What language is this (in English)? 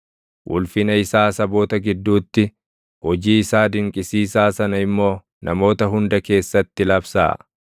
Oromo